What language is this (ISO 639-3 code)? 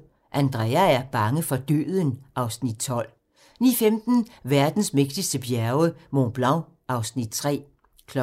dan